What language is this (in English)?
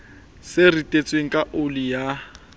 Southern Sotho